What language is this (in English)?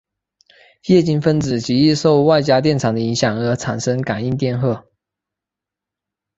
Chinese